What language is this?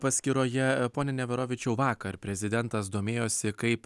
Lithuanian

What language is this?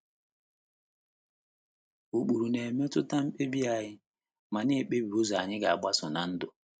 Igbo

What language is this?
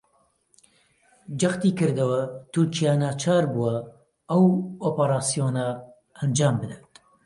Central Kurdish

